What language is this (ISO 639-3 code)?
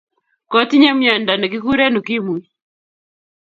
kln